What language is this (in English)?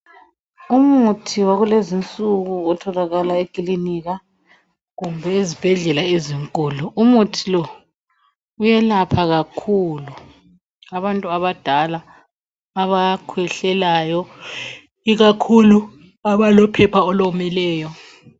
North Ndebele